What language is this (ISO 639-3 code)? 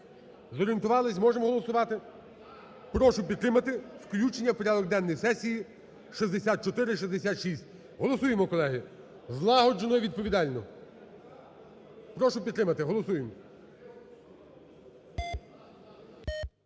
ukr